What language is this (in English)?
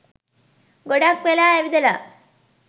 Sinhala